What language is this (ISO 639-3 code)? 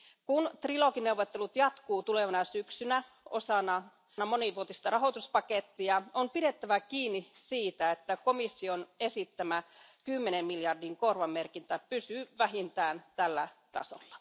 fin